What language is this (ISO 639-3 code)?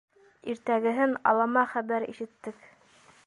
bak